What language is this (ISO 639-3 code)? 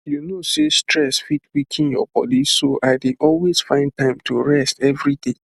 pcm